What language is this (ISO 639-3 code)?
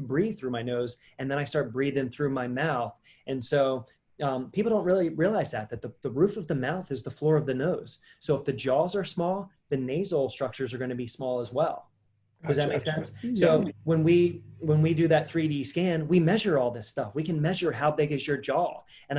eng